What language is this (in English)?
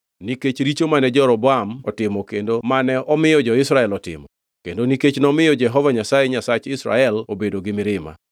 Luo (Kenya and Tanzania)